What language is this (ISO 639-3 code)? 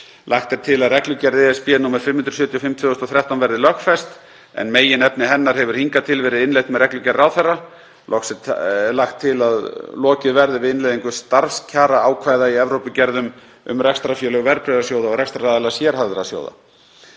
isl